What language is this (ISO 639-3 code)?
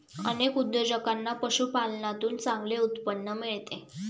mar